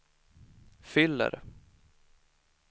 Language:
Swedish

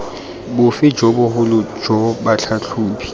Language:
Tswana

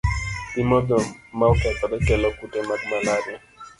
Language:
Luo (Kenya and Tanzania)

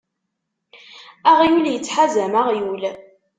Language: Kabyle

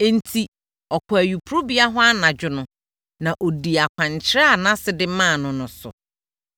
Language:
Akan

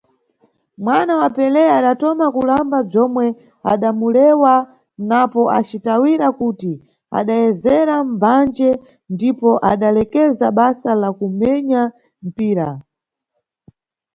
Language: Nyungwe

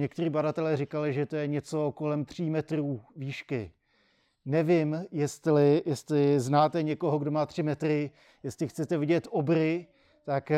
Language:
Czech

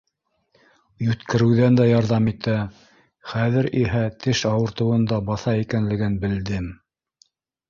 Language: Bashkir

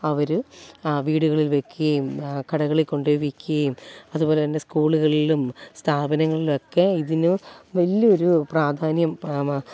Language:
Malayalam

